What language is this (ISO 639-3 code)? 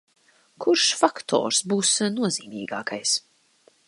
lav